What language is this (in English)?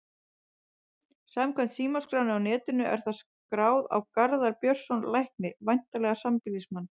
Icelandic